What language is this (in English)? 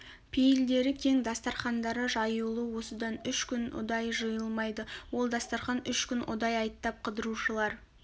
Kazakh